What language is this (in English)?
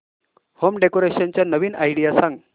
Marathi